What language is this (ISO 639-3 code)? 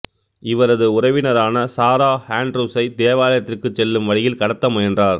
tam